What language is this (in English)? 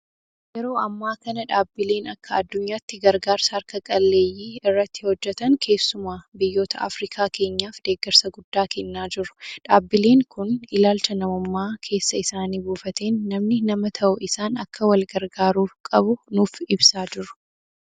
Oromo